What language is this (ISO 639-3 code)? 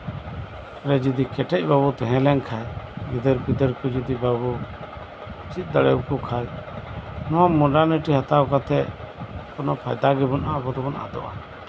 sat